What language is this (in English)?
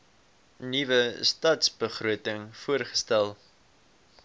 Afrikaans